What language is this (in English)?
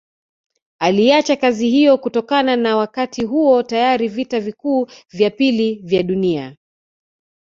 Swahili